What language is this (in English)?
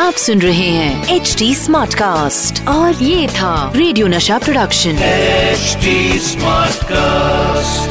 Hindi